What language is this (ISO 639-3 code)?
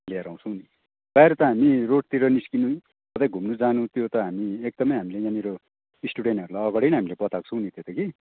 nep